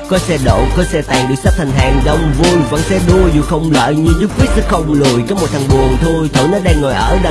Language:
Vietnamese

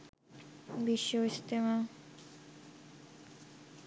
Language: Bangla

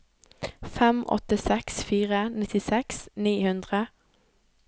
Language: Norwegian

